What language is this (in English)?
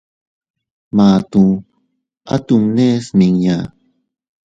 Teutila Cuicatec